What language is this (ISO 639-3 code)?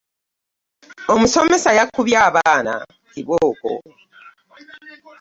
lug